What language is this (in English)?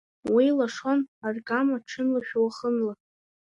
Abkhazian